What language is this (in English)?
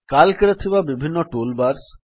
Odia